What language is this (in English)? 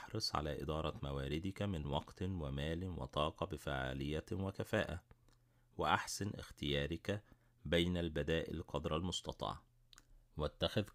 Arabic